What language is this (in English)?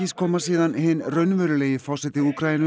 Icelandic